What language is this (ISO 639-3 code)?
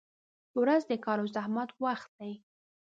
pus